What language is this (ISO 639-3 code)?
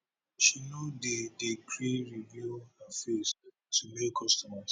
pcm